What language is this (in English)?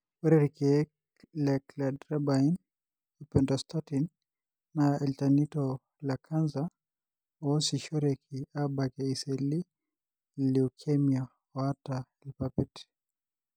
Masai